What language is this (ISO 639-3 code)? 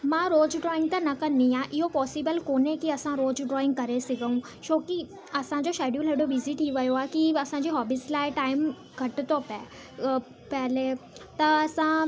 snd